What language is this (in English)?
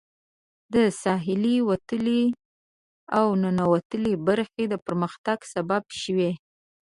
Pashto